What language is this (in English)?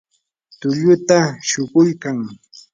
Yanahuanca Pasco Quechua